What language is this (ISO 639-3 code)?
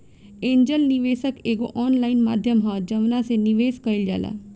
bho